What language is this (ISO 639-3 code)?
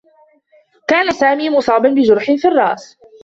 ara